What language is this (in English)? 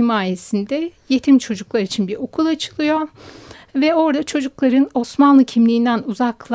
Turkish